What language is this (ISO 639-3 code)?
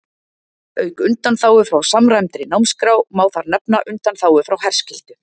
isl